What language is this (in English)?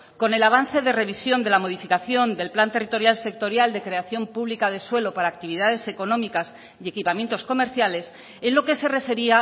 Spanish